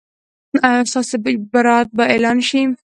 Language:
Pashto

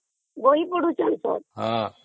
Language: Odia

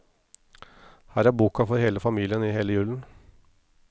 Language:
Norwegian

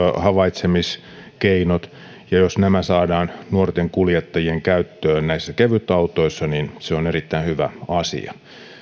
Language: Finnish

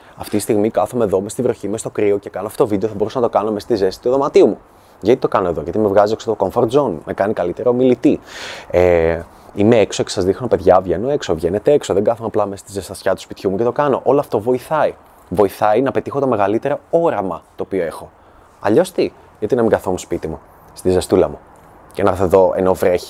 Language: Greek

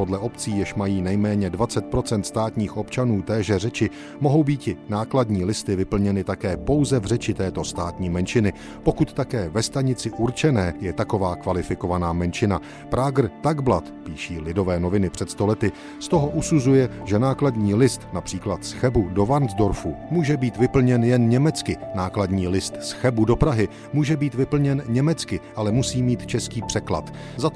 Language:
Czech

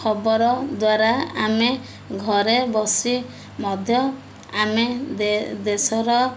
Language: Odia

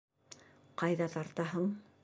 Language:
Bashkir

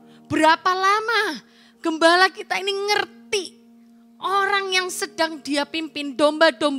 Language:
Indonesian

